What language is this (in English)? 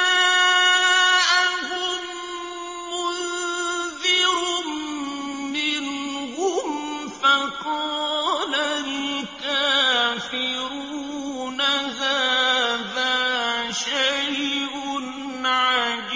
Arabic